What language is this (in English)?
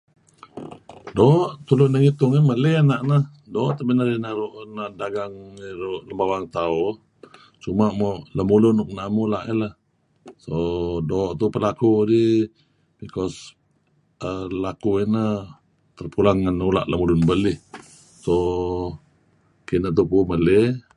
Kelabit